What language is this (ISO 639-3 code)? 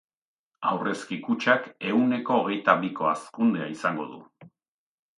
eus